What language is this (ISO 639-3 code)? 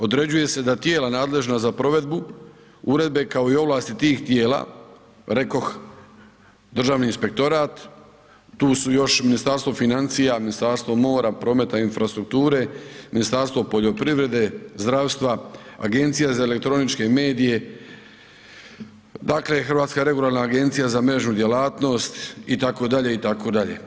hrv